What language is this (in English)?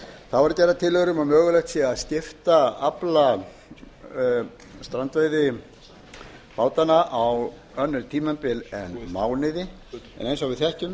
Icelandic